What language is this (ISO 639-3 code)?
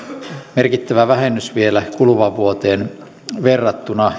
fin